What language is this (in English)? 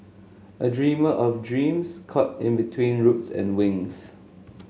English